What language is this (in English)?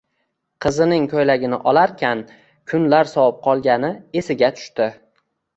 Uzbek